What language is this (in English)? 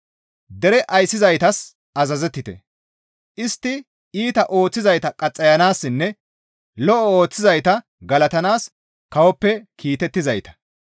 Gamo